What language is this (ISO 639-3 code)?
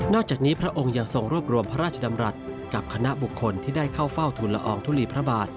tha